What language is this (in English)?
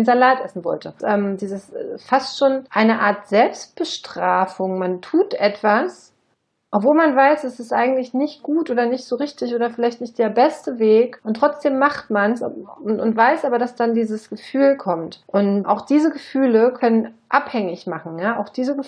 German